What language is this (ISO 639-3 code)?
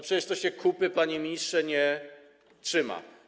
pol